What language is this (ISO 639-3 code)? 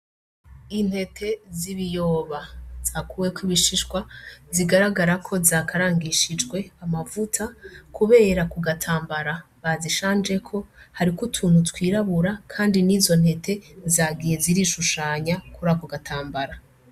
run